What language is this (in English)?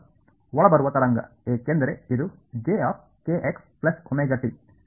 Kannada